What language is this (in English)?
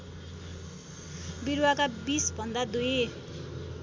Nepali